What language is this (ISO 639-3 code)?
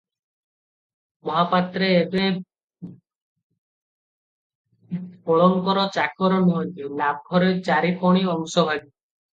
ori